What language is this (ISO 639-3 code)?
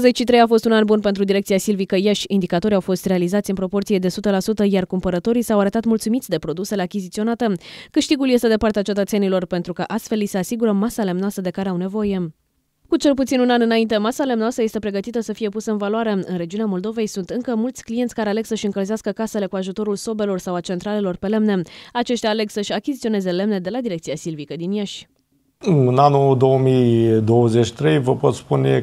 ron